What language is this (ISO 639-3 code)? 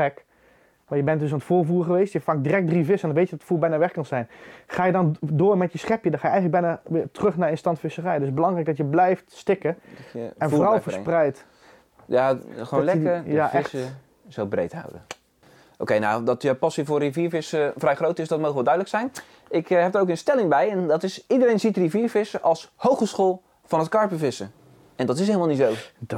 nld